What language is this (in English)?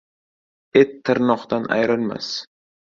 Uzbek